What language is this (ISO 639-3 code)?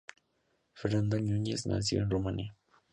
spa